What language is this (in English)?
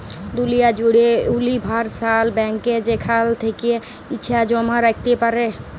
Bangla